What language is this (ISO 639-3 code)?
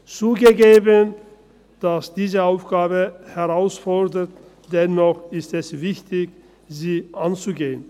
gsw